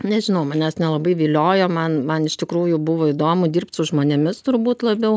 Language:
Lithuanian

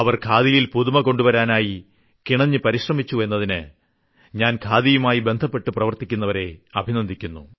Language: Malayalam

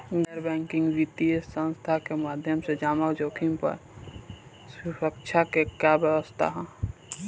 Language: Bhojpuri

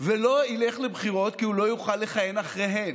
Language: Hebrew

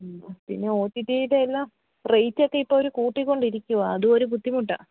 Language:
Malayalam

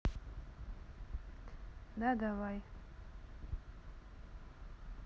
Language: Russian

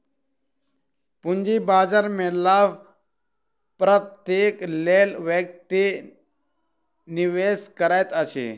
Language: Maithili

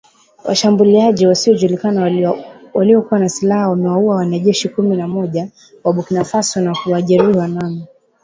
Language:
Swahili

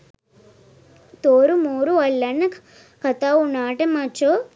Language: Sinhala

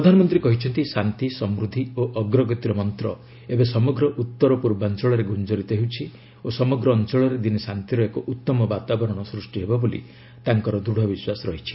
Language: Odia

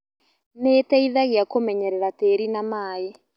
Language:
Kikuyu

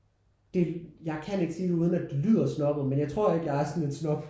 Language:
Danish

